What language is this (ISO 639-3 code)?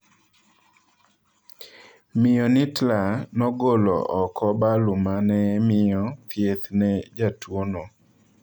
luo